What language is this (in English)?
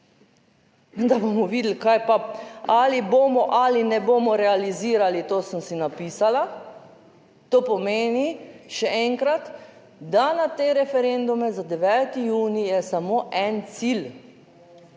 Slovenian